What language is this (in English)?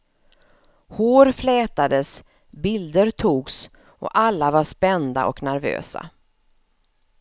Swedish